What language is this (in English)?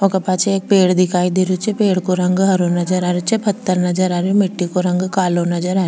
Rajasthani